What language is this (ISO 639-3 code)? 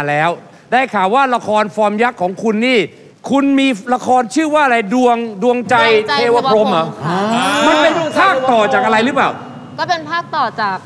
tha